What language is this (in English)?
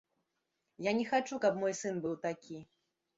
Belarusian